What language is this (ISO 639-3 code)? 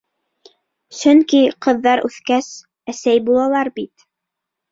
bak